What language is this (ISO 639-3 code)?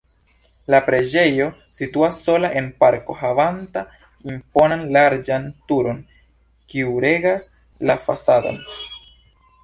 epo